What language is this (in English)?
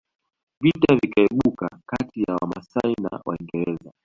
Swahili